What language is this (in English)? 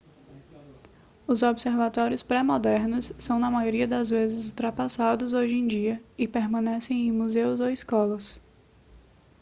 Portuguese